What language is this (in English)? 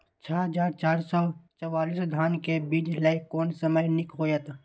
Maithili